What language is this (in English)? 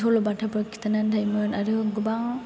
Bodo